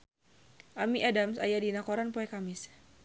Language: Sundanese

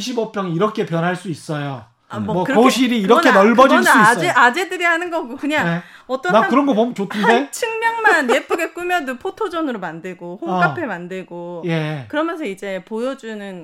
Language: Korean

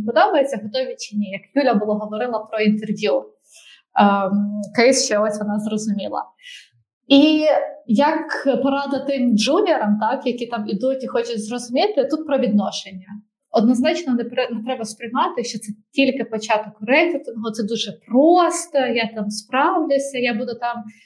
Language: Ukrainian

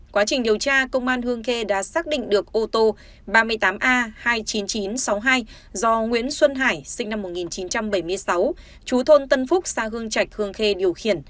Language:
Vietnamese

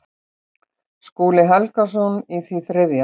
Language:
Icelandic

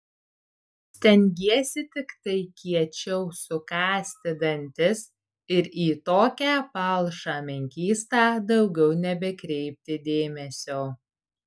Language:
Lithuanian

